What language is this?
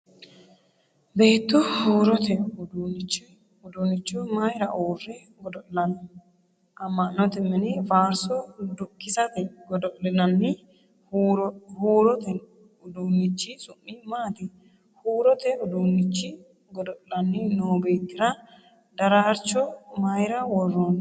Sidamo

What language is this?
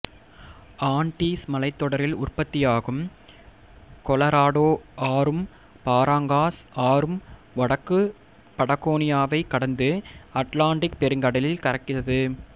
Tamil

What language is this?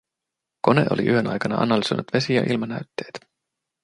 Finnish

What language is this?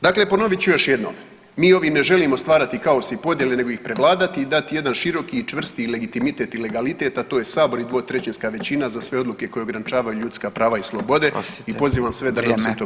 Croatian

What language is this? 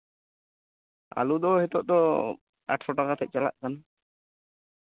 Santali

